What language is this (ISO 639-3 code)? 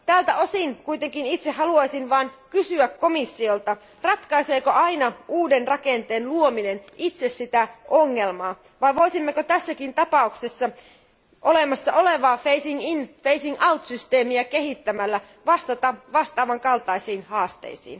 fin